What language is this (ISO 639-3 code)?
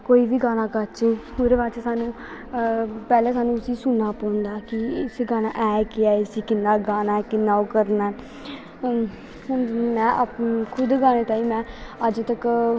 doi